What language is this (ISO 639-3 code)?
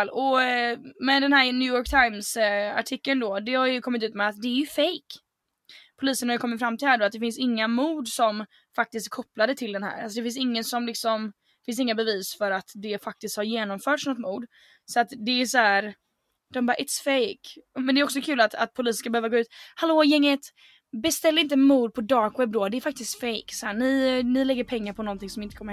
swe